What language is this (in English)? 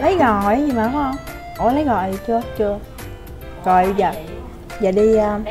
Vietnamese